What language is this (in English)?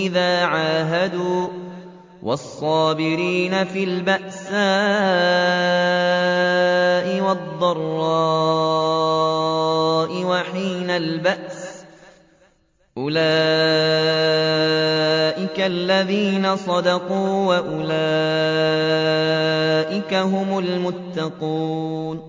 Arabic